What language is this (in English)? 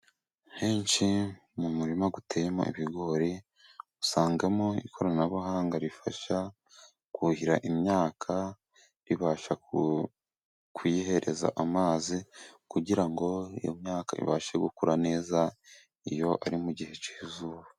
Kinyarwanda